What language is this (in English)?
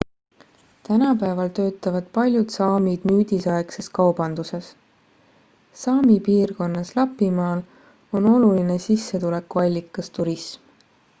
Estonian